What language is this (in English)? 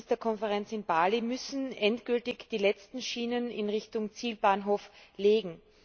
German